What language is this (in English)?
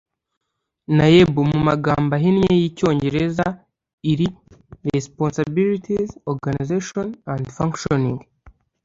Kinyarwanda